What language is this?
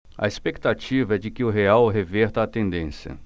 Portuguese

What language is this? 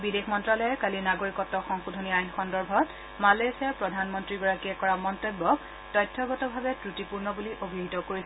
Assamese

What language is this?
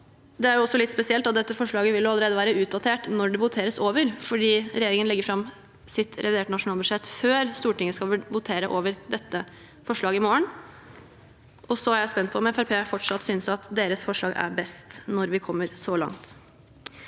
Norwegian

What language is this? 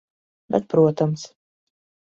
Latvian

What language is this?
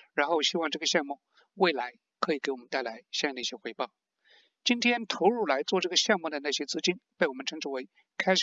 Chinese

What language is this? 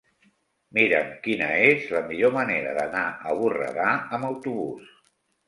Catalan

